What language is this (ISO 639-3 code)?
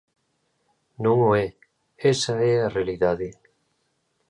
glg